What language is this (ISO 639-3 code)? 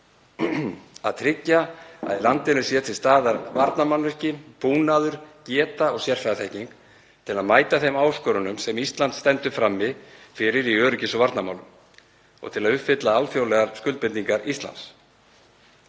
isl